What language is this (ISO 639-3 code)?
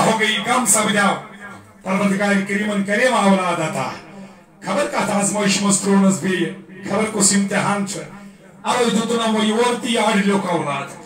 ron